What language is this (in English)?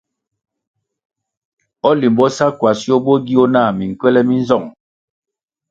Kwasio